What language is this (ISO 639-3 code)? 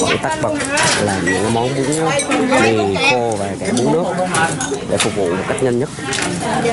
vie